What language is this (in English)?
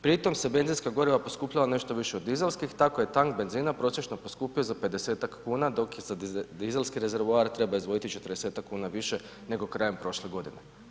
Croatian